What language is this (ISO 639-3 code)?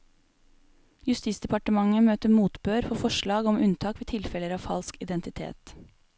nor